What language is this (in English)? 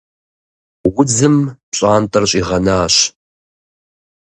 Kabardian